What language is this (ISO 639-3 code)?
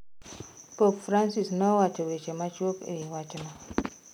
luo